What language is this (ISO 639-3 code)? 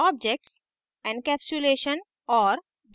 hin